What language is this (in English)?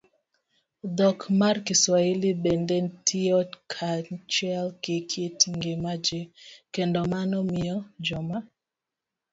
Luo (Kenya and Tanzania)